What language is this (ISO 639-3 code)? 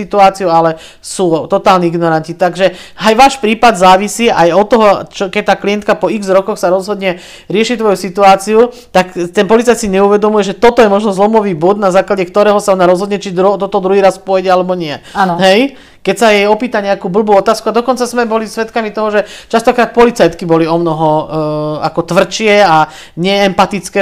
slk